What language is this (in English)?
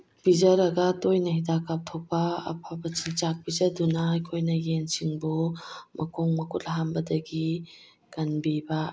Manipuri